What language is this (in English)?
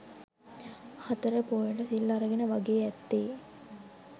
Sinhala